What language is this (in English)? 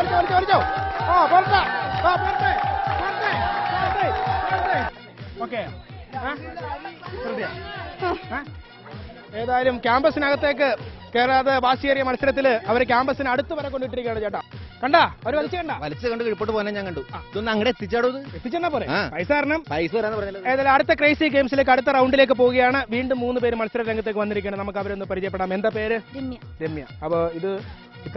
Malayalam